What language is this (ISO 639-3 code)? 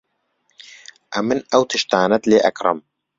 ckb